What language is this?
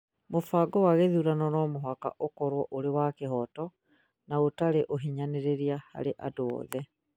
Kikuyu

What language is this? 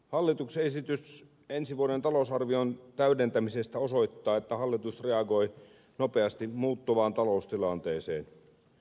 Finnish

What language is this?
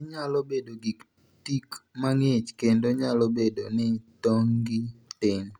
Luo (Kenya and Tanzania)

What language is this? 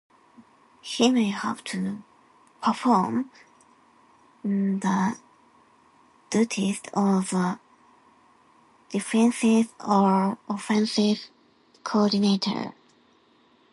English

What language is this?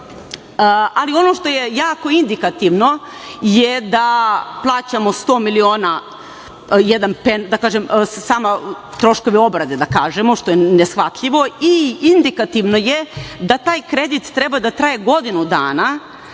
Serbian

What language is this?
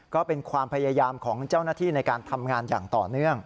Thai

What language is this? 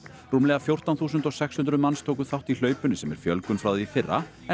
Icelandic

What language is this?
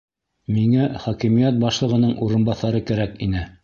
Bashkir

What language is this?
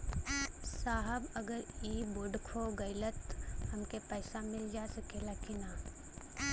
Bhojpuri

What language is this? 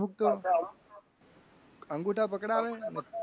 Gujarati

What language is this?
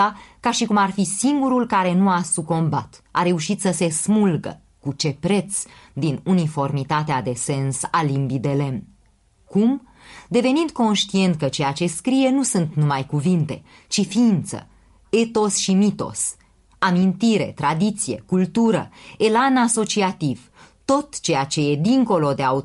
Romanian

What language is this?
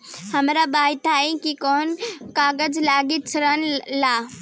Bhojpuri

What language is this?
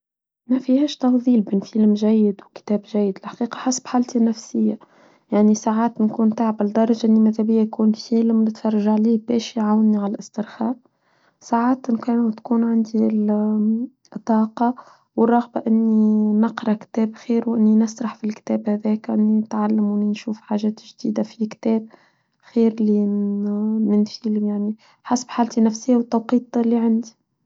Tunisian Arabic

